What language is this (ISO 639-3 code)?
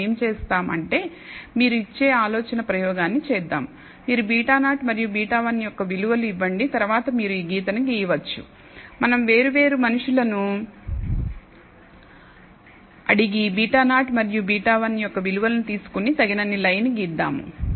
tel